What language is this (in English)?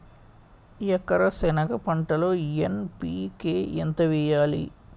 Telugu